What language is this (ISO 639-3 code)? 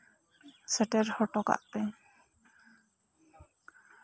sat